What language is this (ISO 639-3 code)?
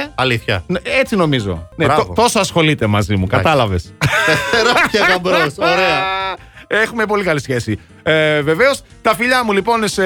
ell